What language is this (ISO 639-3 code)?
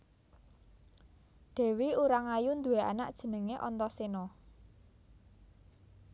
jav